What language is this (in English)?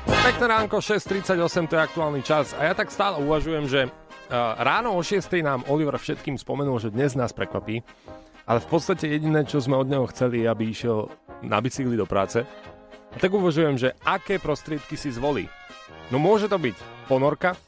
Slovak